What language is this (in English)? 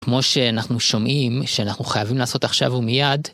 Hebrew